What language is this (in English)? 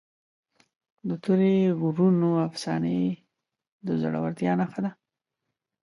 Pashto